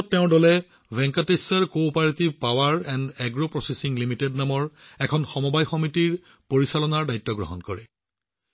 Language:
Assamese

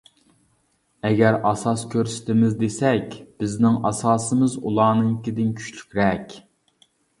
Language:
Uyghur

